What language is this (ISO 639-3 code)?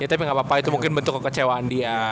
ind